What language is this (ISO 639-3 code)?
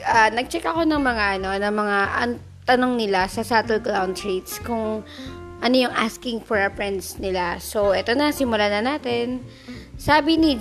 fil